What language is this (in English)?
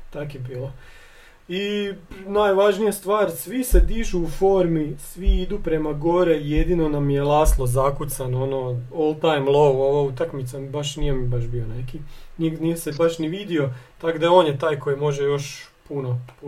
Croatian